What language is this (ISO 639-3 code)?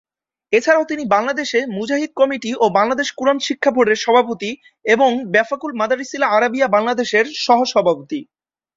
ben